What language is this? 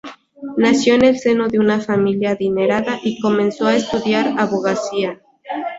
Spanish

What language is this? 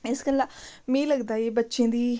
Dogri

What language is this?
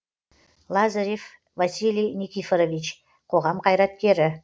Kazakh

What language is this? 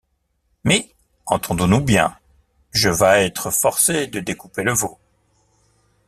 French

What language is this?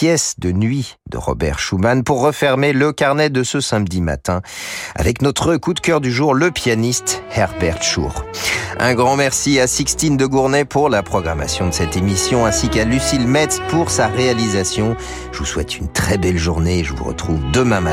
French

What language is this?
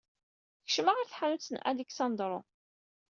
Kabyle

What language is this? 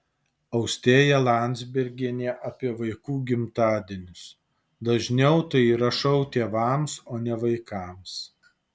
Lithuanian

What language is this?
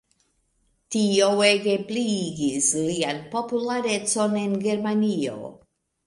Esperanto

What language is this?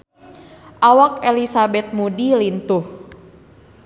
Sundanese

